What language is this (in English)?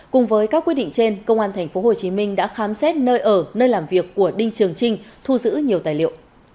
Vietnamese